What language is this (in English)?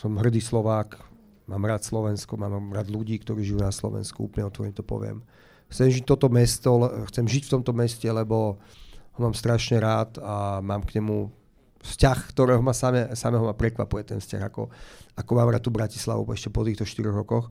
Slovak